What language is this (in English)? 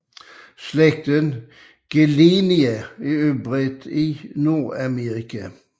Danish